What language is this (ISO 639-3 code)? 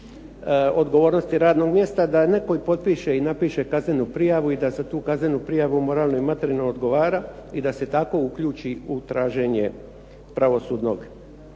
hrv